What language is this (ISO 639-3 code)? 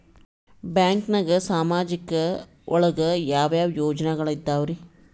kan